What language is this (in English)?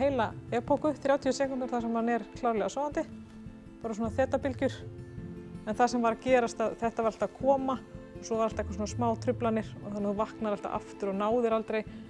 Dutch